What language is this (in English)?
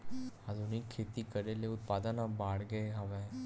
Chhattisgarhi